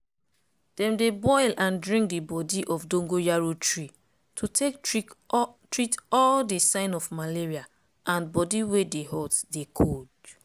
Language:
Nigerian Pidgin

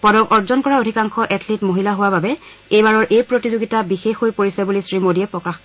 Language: Assamese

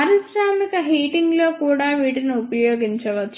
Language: Telugu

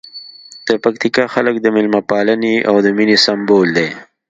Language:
Pashto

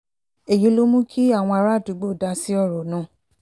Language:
Yoruba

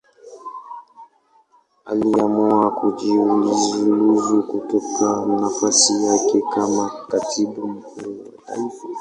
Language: Swahili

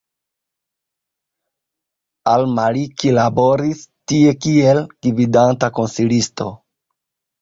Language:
Esperanto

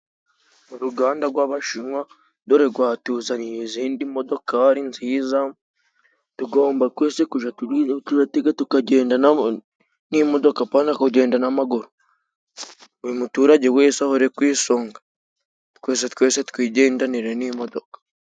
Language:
Kinyarwanda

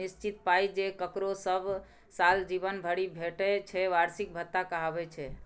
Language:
Maithili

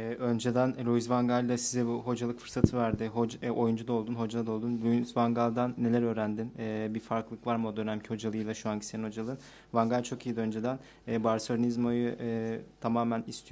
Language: Turkish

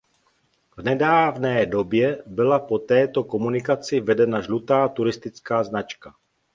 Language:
Czech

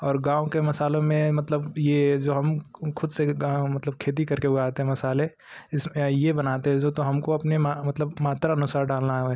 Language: Hindi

